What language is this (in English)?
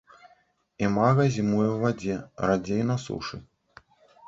Belarusian